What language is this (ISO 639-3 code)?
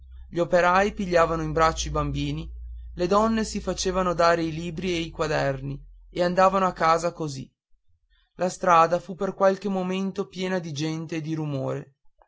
ita